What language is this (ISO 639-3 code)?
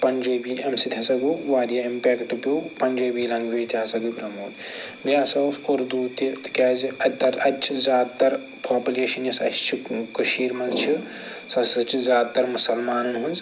kas